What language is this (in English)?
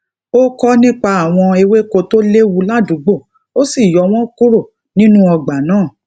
Yoruba